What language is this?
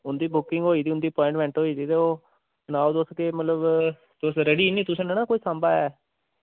Dogri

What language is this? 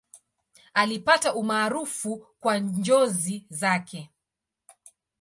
Swahili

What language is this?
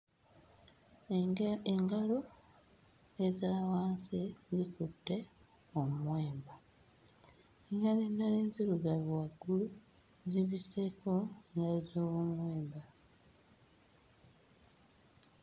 Ganda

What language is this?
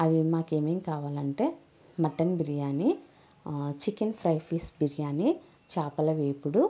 Telugu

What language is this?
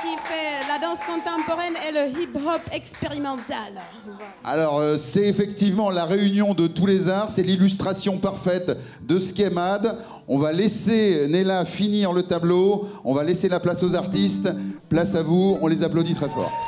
French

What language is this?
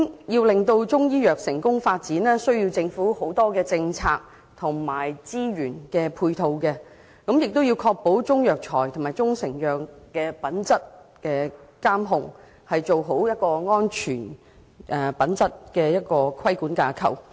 Cantonese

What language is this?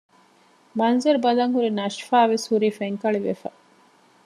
Divehi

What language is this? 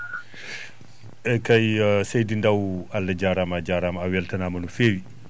Fula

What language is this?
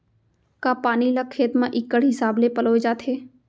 Chhattisgarhi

